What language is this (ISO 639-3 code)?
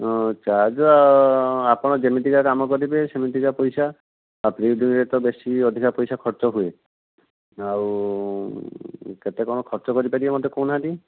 ori